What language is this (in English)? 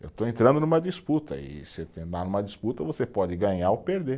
Portuguese